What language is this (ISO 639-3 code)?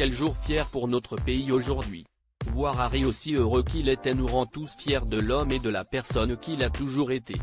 fra